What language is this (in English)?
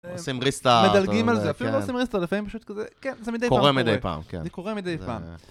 Hebrew